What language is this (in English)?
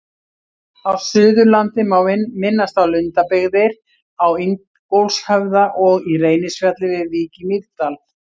Icelandic